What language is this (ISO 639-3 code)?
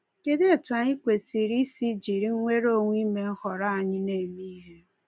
ibo